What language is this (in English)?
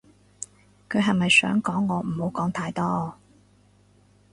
Cantonese